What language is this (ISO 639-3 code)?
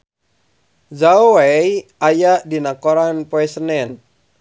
sun